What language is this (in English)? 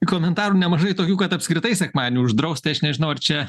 Lithuanian